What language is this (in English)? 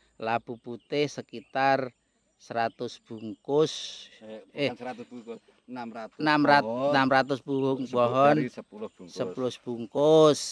Indonesian